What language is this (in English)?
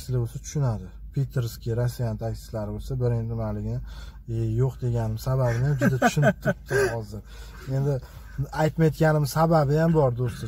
Turkish